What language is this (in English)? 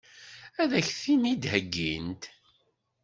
Kabyle